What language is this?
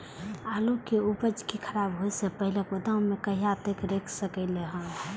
Maithili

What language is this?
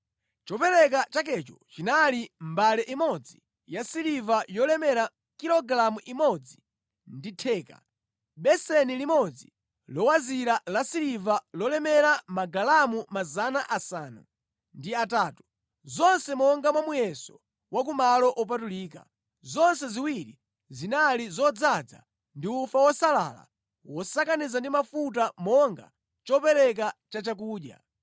Nyanja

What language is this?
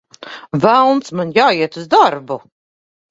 Latvian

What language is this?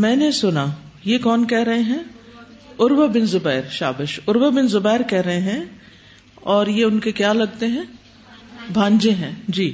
Urdu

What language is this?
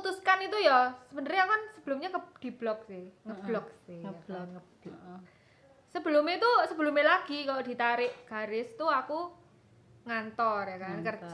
Indonesian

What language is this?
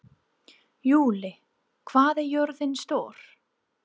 Icelandic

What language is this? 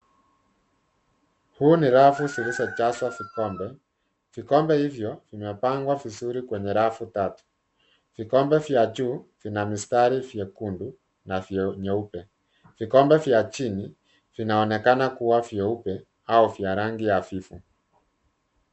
Swahili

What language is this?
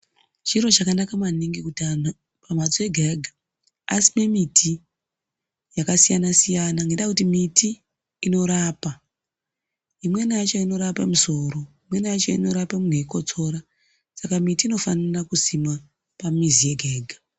Ndau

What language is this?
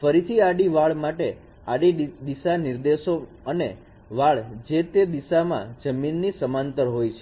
Gujarati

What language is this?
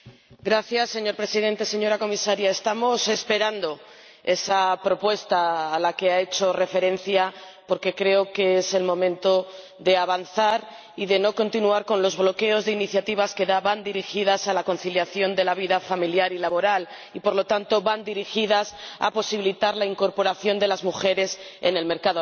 Spanish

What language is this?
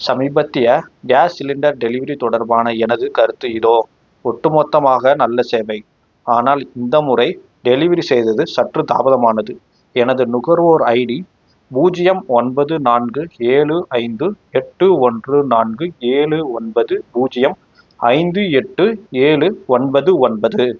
Tamil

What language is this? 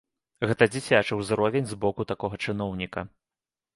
Belarusian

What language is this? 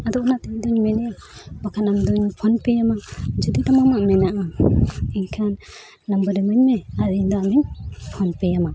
Santali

